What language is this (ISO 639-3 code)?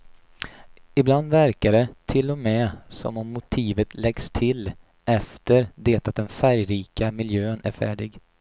swe